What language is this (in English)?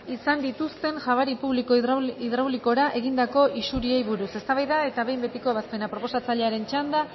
Basque